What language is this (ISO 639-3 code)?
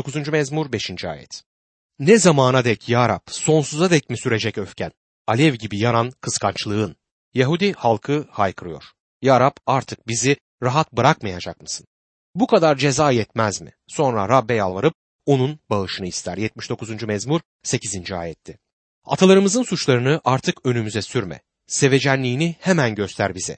tur